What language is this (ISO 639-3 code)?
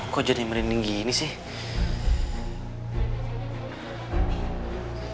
ind